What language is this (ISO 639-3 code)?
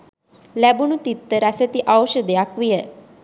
sin